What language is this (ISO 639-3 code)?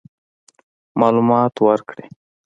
pus